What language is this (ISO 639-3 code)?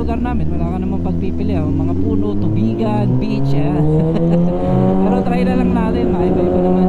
fil